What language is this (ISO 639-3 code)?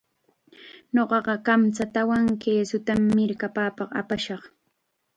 qxa